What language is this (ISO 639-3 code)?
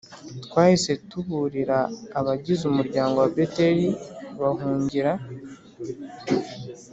kin